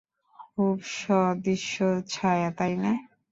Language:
Bangla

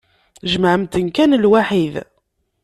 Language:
Kabyle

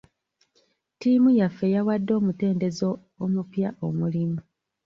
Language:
Ganda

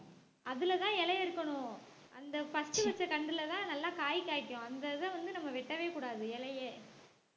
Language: Tamil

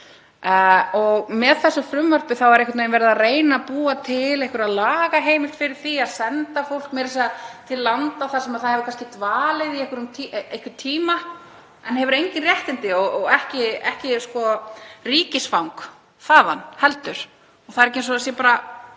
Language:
Icelandic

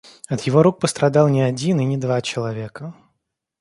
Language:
Russian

